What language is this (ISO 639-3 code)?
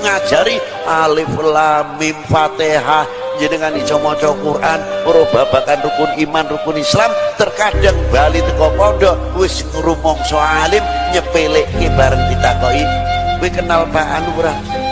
ind